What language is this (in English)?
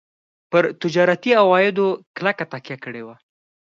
Pashto